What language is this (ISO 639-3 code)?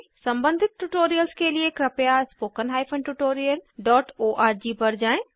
hin